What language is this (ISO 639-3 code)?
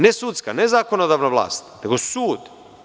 srp